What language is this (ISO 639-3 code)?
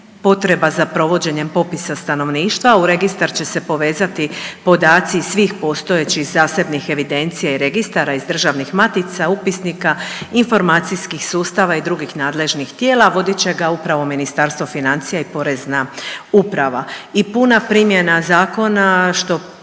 hrv